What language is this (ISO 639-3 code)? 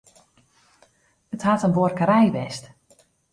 fry